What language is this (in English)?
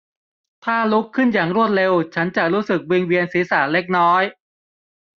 Thai